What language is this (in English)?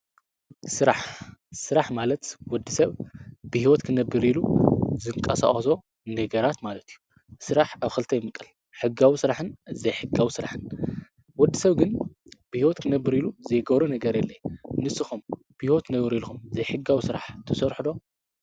Tigrinya